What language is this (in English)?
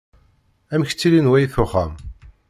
Kabyle